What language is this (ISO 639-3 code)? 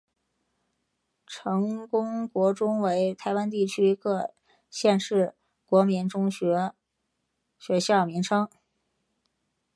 zho